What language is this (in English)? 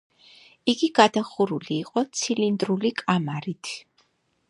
Georgian